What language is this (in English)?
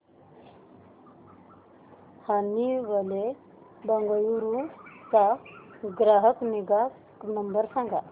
Marathi